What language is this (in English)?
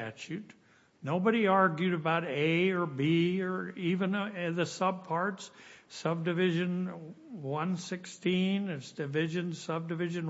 English